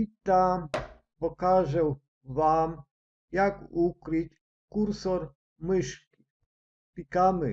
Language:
Polish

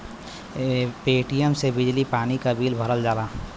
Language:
Bhojpuri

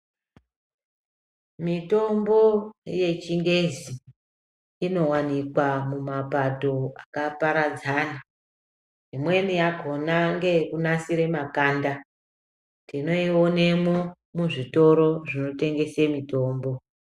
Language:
Ndau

